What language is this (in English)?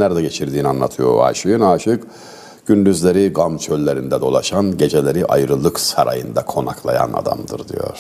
Turkish